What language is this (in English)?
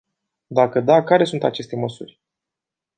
Romanian